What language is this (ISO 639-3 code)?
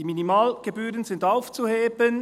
gsw